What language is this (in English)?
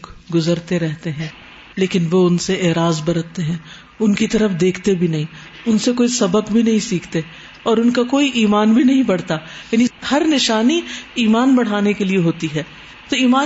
Urdu